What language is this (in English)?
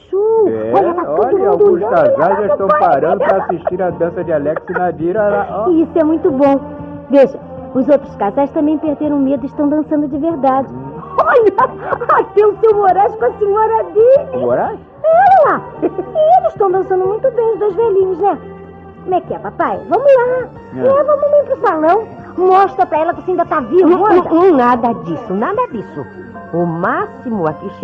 Portuguese